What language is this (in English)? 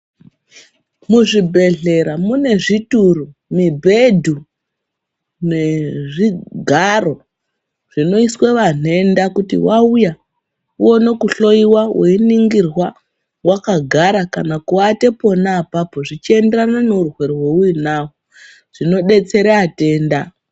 Ndau